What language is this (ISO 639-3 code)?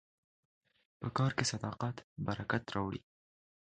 pus